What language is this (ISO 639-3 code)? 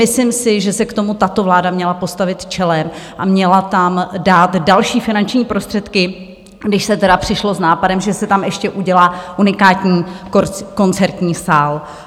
ces